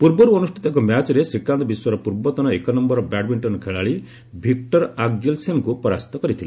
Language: Odia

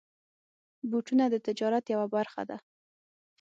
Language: Pashto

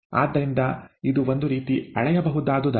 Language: Kannada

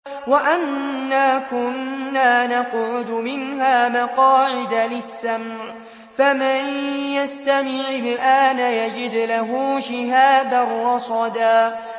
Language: Arabic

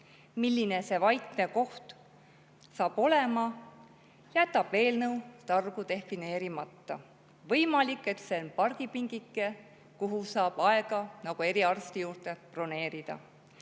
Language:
Estonian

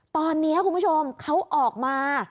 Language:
Thai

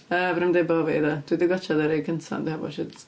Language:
Welsh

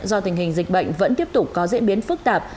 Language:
Vietnamese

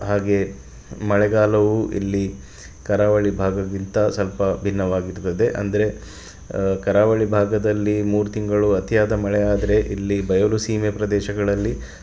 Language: Kannada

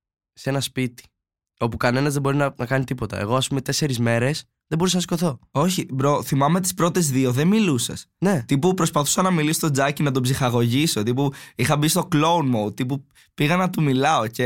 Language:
Greek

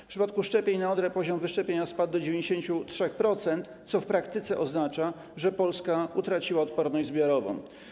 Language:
Polish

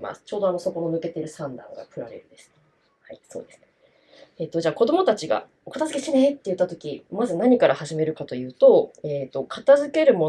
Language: Japanese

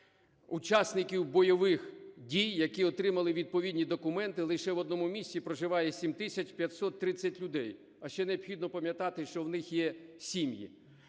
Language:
Ukrainian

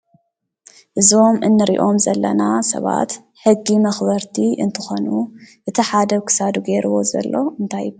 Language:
Tigrinya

